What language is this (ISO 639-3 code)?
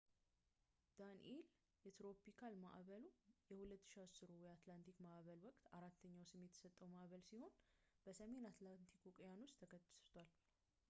amh